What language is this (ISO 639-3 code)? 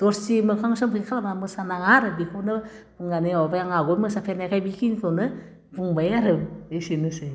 brx